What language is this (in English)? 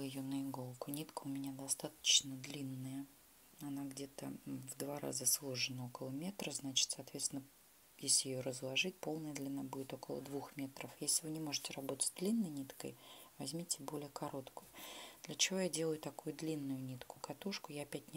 Russian